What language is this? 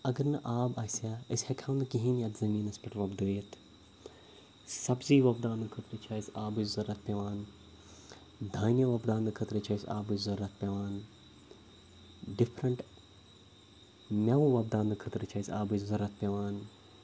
Kashmiri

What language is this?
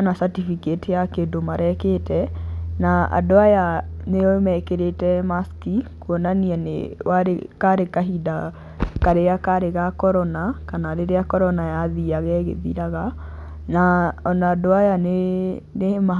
Kikuyu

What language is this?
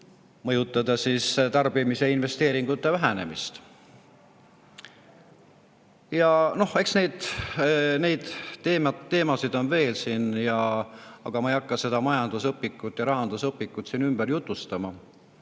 Estonian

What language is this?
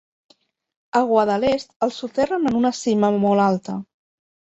Catalan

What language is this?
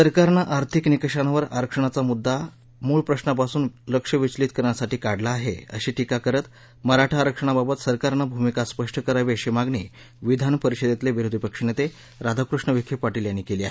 Marathi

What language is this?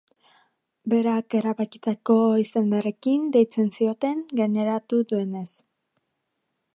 Basque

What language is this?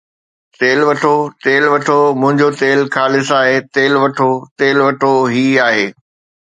Sindhi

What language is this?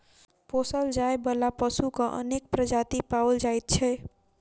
Maithili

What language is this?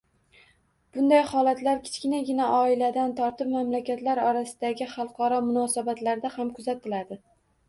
Uzbek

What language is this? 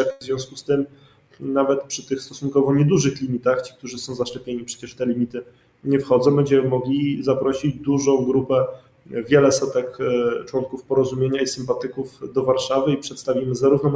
Polish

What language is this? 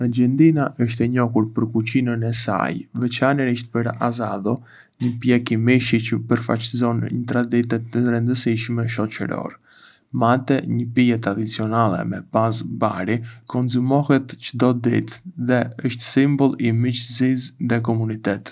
Arbëreshë Albanian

